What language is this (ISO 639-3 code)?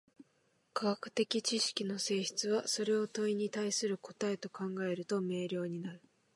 jpn